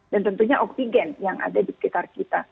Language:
Indonesian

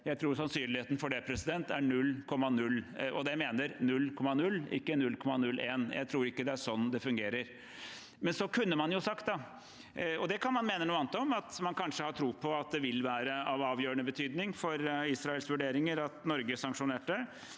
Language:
Norwegian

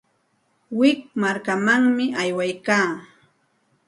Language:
Santa Ana de Tusi Pasco Quechua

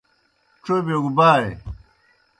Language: Kohistani Shina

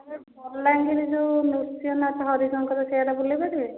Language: Odia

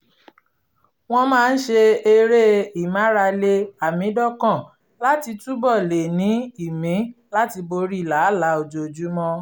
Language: Yoruba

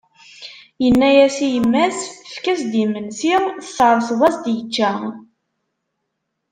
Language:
Kabyle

